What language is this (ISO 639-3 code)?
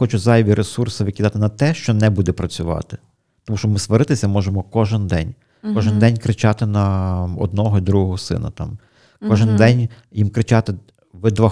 ukr